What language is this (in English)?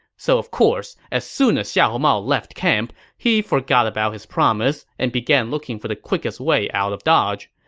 English